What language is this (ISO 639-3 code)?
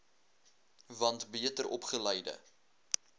afr